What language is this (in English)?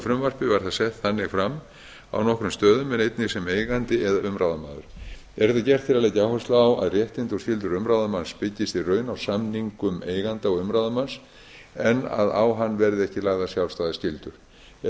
Icelandic